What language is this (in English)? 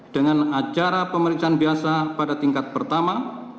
Indonesian